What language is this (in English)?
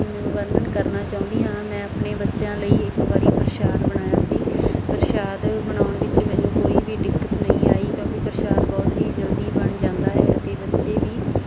Punjabi